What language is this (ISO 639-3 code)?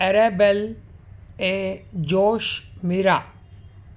snd